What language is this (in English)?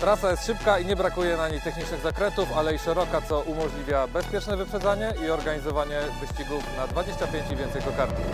Polish